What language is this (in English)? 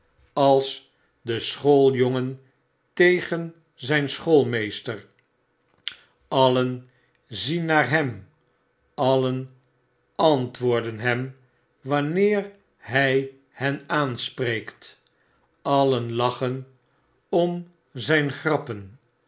Dutch